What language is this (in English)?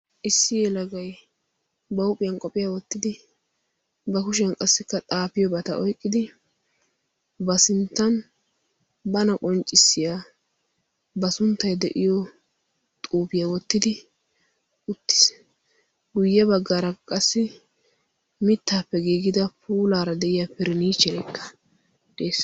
Wolaytta